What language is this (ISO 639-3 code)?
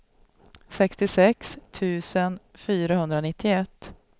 swe